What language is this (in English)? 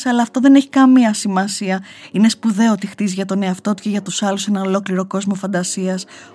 Greek